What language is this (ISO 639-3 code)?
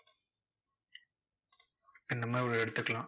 tam